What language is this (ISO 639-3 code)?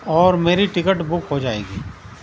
urd